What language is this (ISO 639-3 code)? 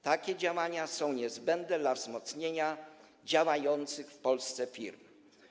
pol